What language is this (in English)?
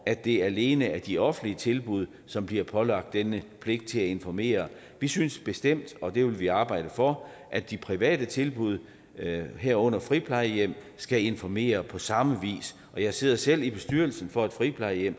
Danish